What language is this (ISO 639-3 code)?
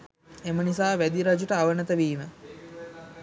sin